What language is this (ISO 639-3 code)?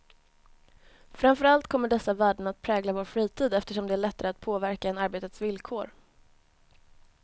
swe